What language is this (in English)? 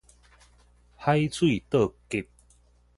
Min Nan Chinese